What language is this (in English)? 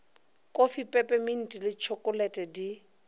Northern Sotho